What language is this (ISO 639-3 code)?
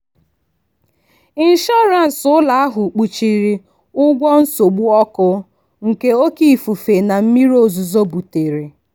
ibo